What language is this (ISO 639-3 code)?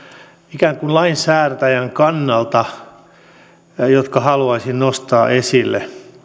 fin